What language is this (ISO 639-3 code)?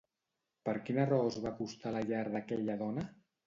cat